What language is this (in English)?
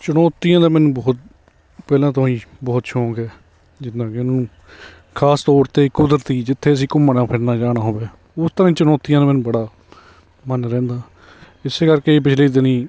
Punjabi